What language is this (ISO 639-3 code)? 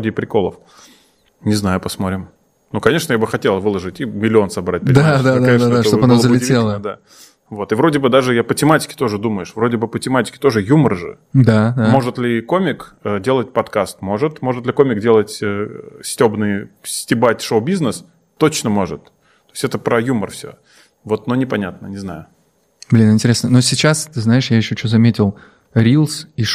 rus